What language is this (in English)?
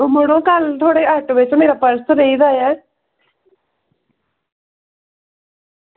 Dogri